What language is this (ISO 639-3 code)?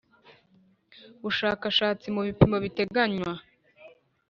kin